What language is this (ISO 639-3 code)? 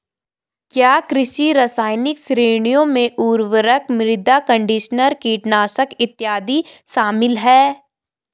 hin